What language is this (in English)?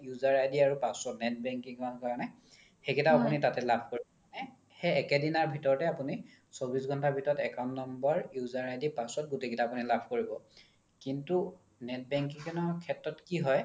Assamese